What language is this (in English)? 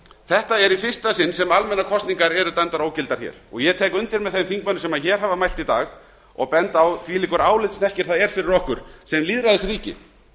Icelandic